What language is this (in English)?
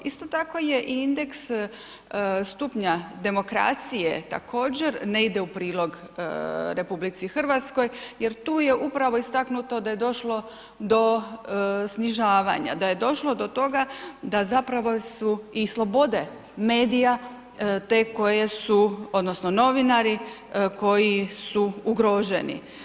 Croatian